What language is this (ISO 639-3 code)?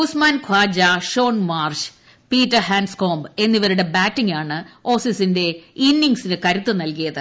mal